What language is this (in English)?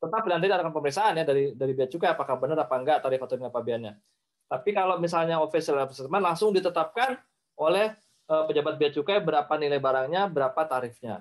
Indonesian